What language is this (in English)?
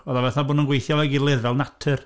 Welsh